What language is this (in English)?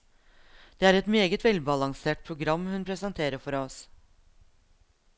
Norwegian